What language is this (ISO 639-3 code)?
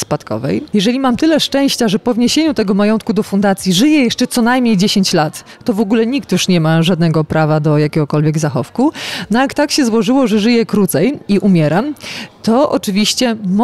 pol